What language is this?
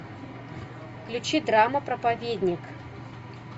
Russian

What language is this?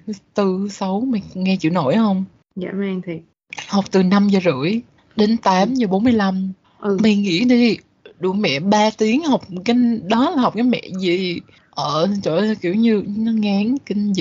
Vietnamese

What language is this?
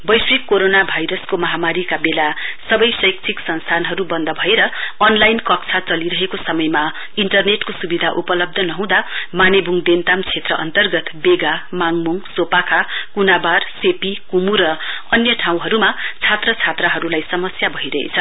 Nepali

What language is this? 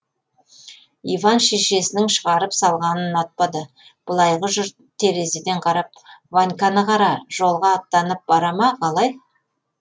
Kazakh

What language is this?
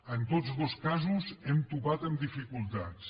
Catalan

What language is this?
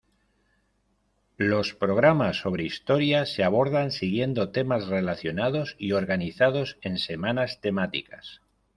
Spanish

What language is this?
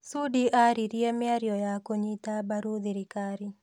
Kikuyu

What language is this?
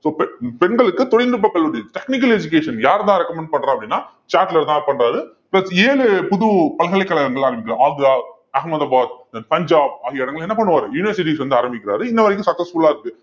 Tamil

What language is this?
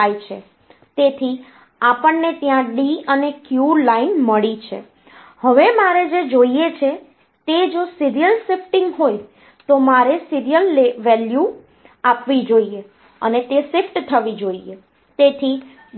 Gujarati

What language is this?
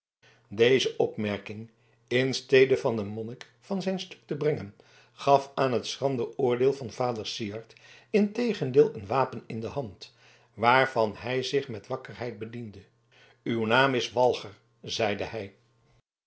Dutch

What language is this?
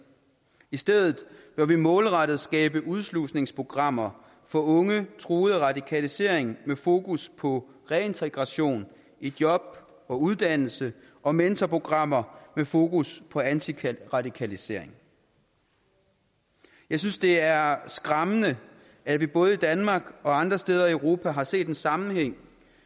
Danish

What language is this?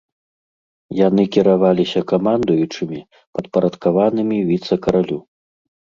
Belarusian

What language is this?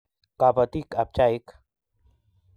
Kalenjin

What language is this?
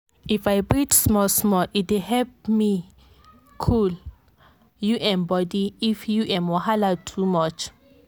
Nigerian Pidgin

